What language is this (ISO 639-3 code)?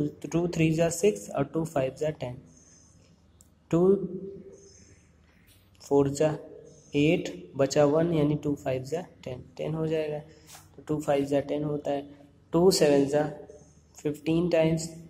hin